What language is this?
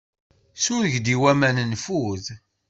Kabyle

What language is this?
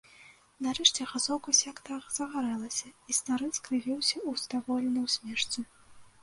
Belarusian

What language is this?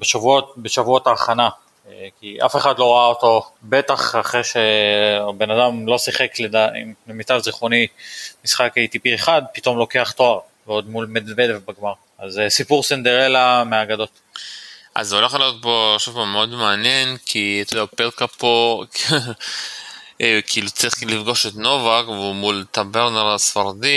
Hebrew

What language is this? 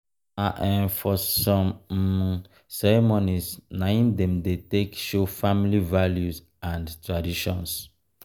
Nigerian Pidgin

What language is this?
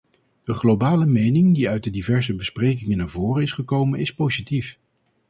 Dutch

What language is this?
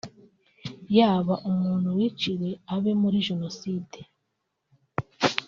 Kinyarwanda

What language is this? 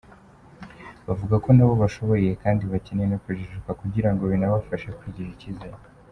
Kinyarwanda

